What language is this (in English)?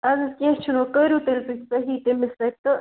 Kashmiri